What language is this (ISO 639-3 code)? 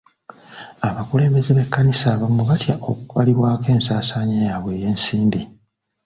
lug